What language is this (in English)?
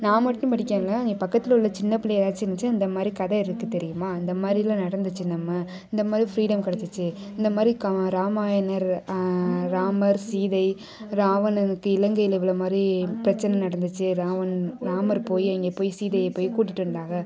Tamil